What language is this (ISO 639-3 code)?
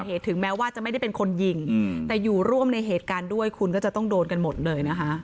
tha